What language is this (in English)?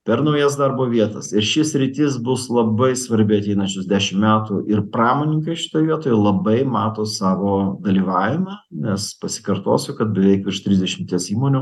Lithuanian